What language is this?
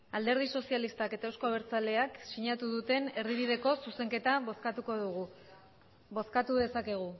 Basque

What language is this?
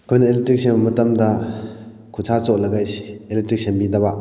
Manipuri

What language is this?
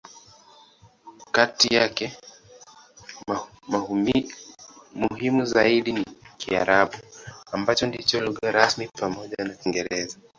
Swahili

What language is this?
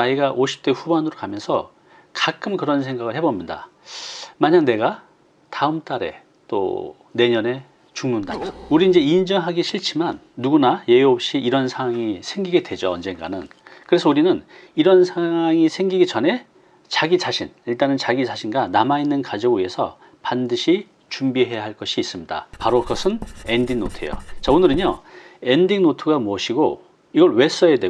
Korean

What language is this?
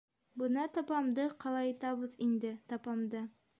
Bashkir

